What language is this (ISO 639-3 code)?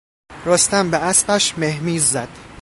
fas